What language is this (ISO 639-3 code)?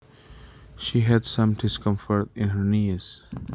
jav